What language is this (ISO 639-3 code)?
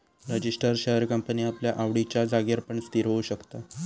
mar